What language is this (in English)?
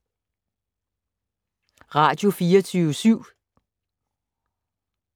Danish